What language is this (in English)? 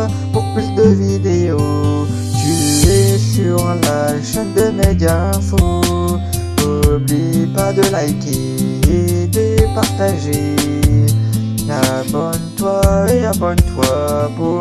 French